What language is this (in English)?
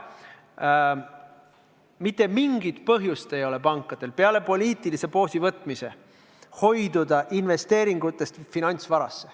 Estonian